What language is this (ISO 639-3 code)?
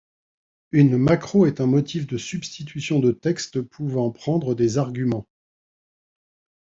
fra